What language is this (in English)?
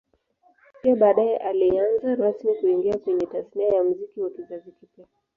Swahili